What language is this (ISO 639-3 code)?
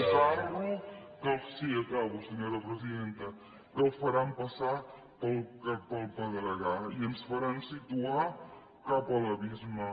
cat